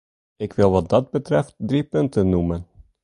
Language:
Dutch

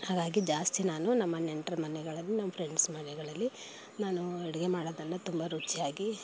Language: Kannada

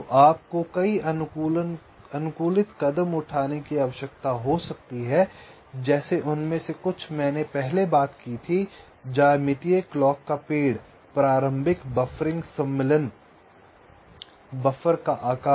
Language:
Hindi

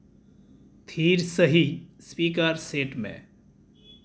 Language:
Santali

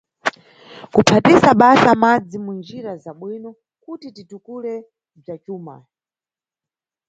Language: Nyungwe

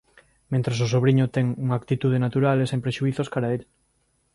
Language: Galician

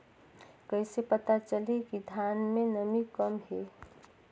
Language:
Chhattisgarhi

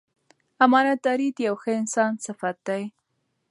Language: Pashto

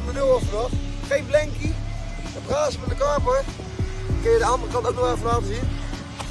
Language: Dutch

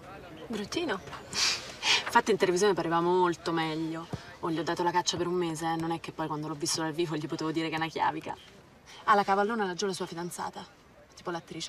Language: Italian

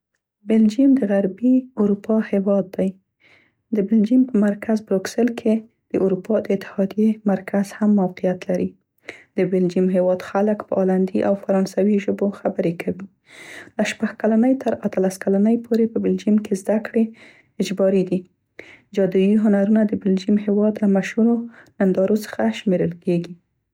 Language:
Central Pashto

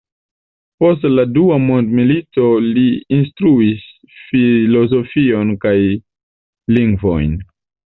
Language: Esperanto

